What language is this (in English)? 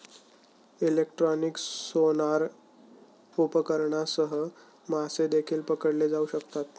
Marathi